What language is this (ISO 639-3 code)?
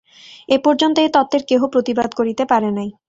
ben